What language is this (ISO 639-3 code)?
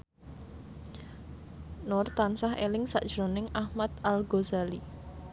jav